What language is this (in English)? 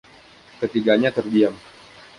Indonesian